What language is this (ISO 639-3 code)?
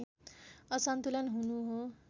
nep